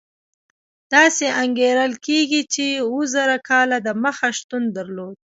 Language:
Pashto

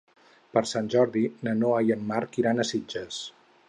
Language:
Catalan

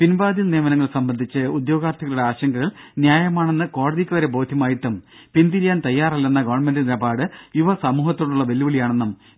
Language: Malayalam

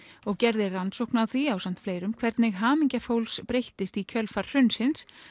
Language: Icelandic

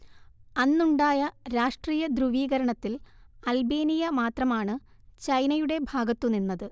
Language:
Malayalam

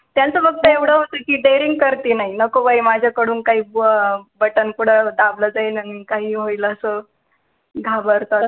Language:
Marathi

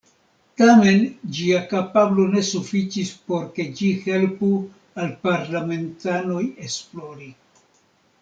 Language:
Esperanto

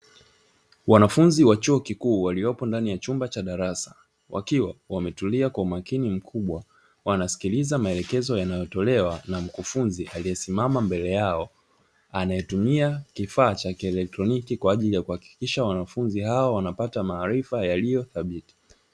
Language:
Swahili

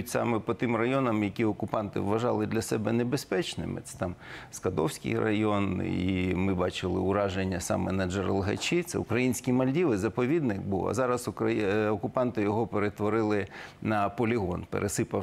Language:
Ukrainian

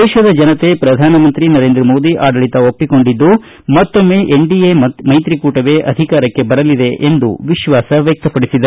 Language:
Kannada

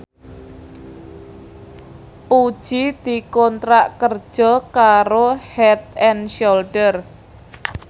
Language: Javanese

